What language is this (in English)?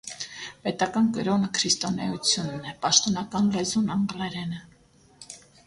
Armenian